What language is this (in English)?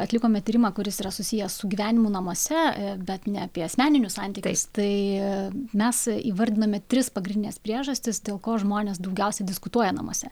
Lithuanian